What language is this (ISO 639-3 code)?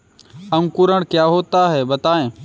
hin